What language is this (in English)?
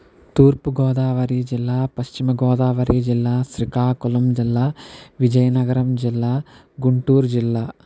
Telugu